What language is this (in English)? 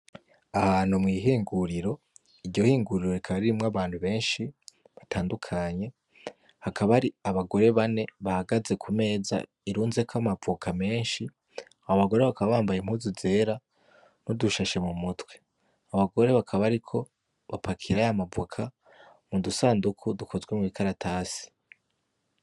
Rundi